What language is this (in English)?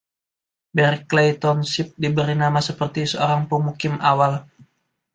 Indonesian